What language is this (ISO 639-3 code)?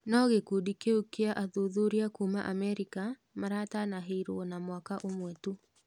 kik